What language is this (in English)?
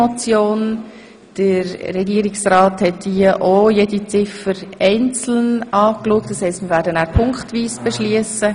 Swiss German